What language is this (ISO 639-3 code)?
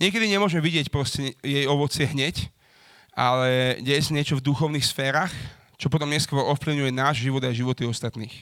slk